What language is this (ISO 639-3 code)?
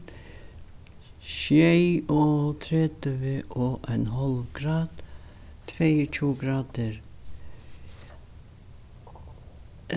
fao